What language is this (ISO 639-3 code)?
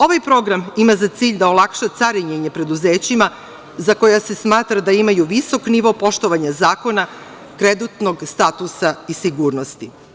srp